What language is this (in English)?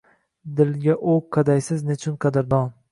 Uzbek